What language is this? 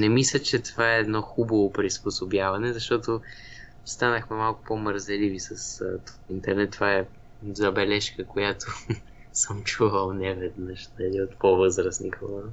Bulgarian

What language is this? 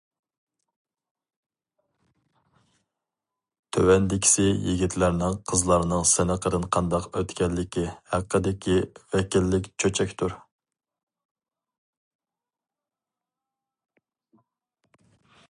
Uyghur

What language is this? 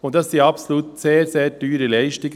Swiss German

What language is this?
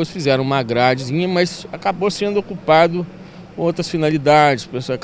Portuguese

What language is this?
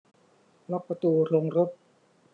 Thai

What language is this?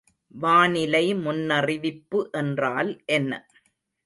Tamil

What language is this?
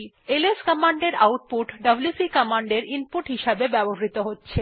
Bangla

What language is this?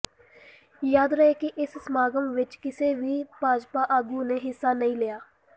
Punjabi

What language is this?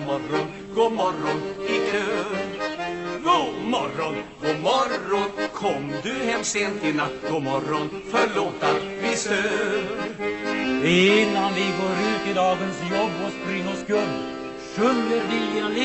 Swedish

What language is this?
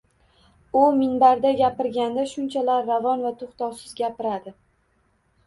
Uzbek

